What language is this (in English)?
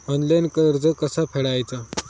Marathi